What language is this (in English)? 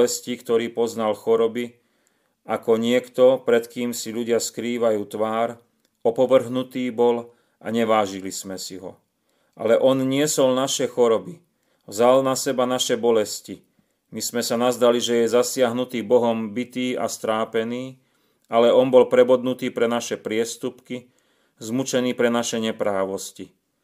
Slovak